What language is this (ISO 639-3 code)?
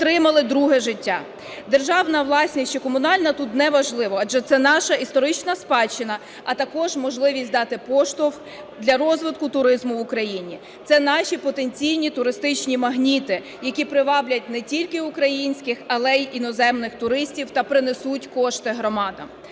ukr